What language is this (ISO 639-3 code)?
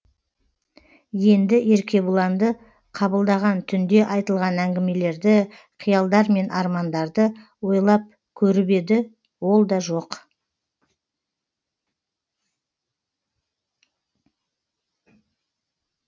kaz